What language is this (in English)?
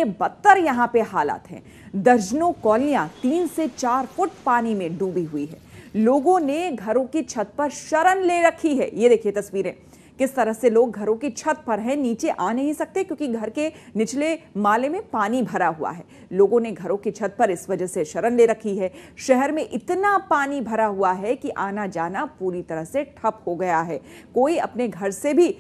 Hindi